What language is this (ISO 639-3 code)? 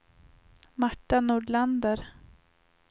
swe